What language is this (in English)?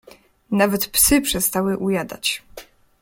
Polish